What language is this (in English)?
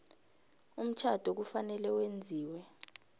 South Ndebele